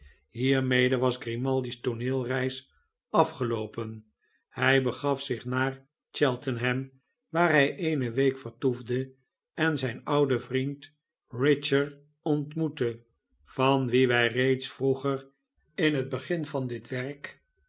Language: Dutch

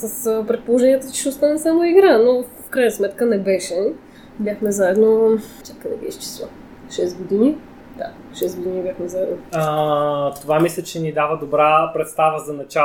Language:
Bulgarian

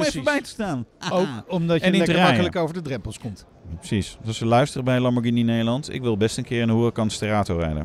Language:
Dutch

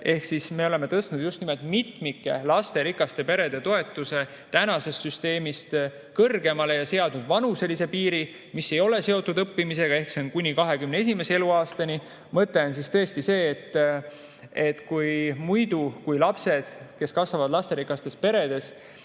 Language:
Estonian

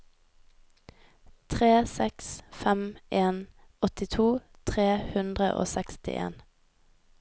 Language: Norwegian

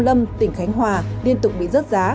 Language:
Vietnamese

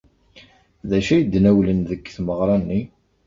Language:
Kabyle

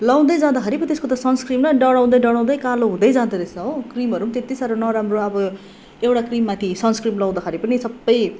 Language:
Nepali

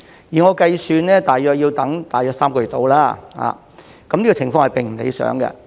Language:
Cantonese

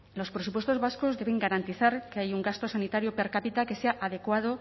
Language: Spanish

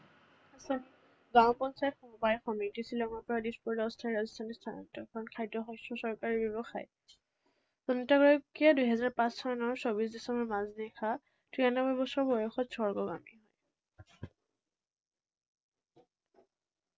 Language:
Assamese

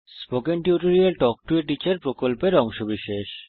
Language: Bangla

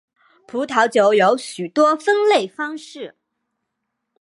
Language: Chinese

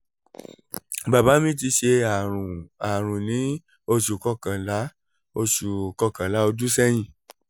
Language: Yoruba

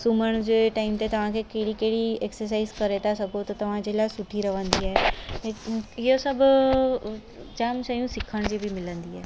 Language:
Sindhi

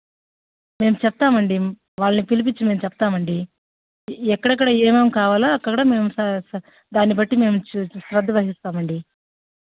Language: Telugu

